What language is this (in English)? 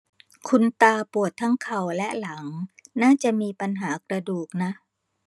Thai